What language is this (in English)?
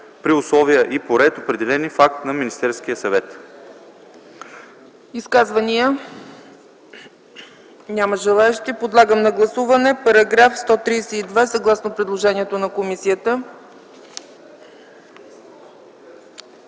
Bulgarian